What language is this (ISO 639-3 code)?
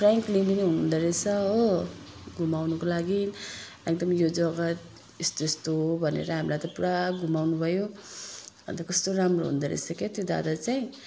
nep